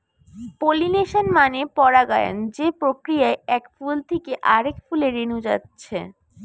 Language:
Bangla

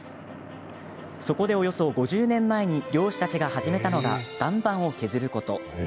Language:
Japanese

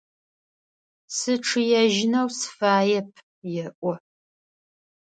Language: Adyghe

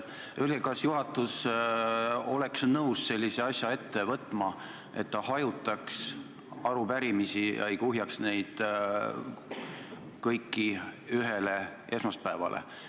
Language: Estonian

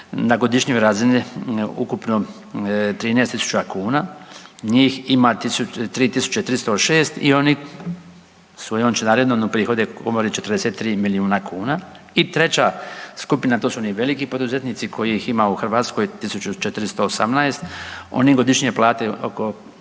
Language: Croatian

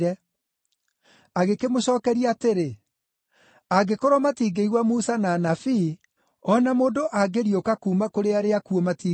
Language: Kikuyu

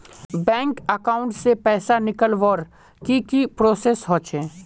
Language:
Magahi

